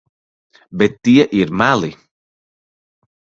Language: Latvian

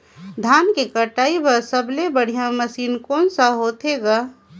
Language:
Chhattisgarhi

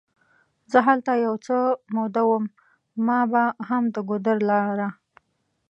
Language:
Pashto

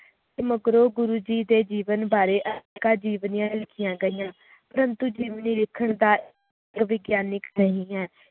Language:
Punjabi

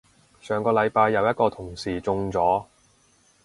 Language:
Cantonese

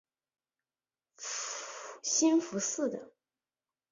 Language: Chinese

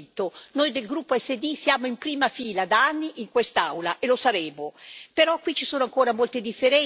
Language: Italian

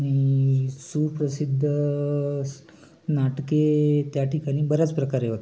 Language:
Marathi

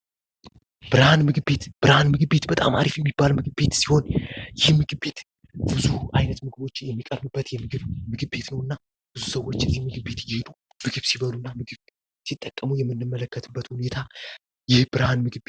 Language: Amharic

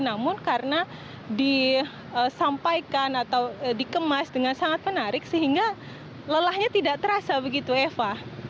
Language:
Indonesian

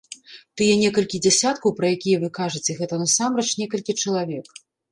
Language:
Belarusian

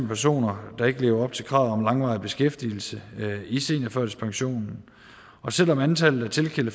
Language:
Danish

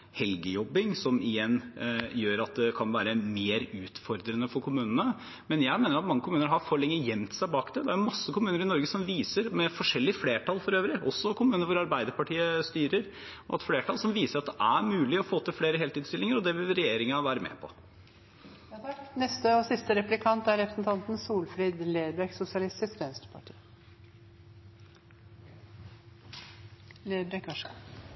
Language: Norwegian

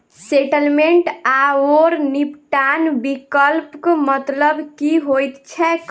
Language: Maithili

